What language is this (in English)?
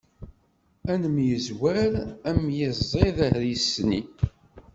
Kabyle